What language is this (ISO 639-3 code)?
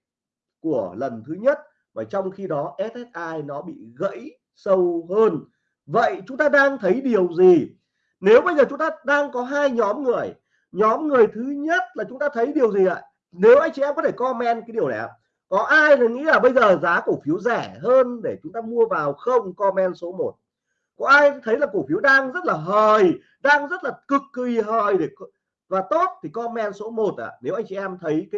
vie